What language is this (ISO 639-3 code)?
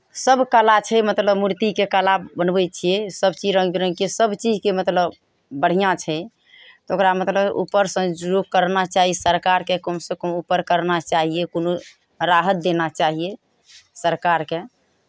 mai